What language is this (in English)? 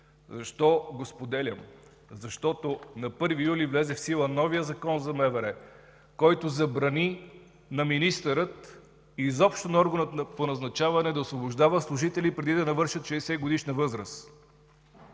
Bulgarian